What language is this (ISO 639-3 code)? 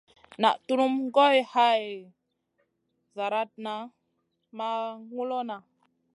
mcn